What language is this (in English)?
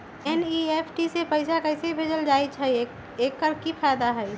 Magahi